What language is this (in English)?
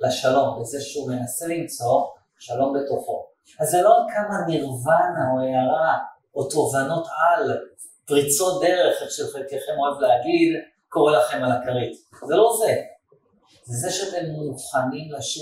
Hebrew